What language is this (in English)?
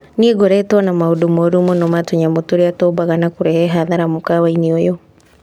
Kikuyu